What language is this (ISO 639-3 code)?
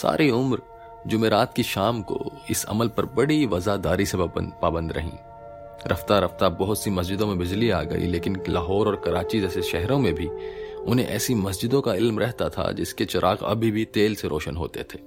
hin